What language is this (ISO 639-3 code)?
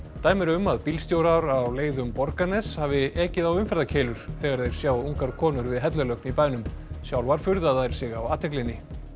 isl